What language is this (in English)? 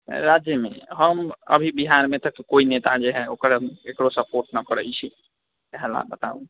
Maithili